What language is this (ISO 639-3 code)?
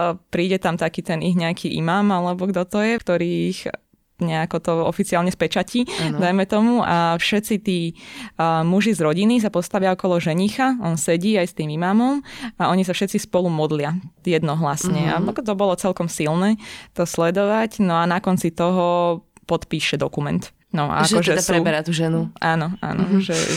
slk